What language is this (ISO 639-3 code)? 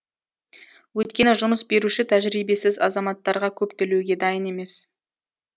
kaz